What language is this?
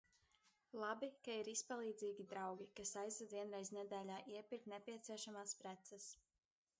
Latvian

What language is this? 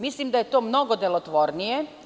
Serbian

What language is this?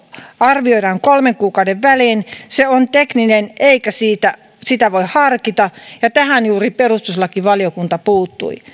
Finnish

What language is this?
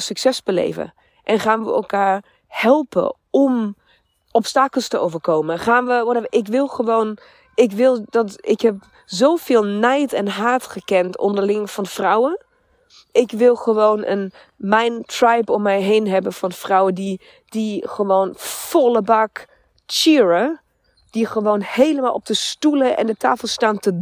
Dutch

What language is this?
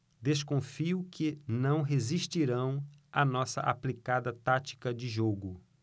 Portuguese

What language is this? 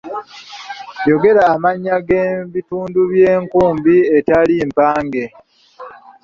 Ganda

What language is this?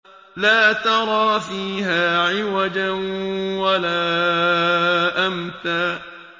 Arabic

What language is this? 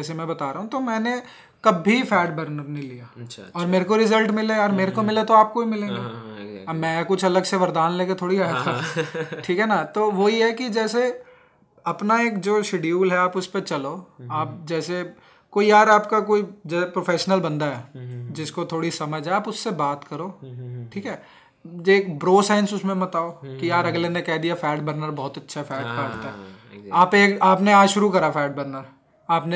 Hindi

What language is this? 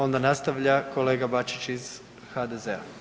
Croatian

